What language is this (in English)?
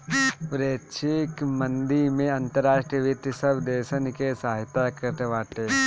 Bhojpuri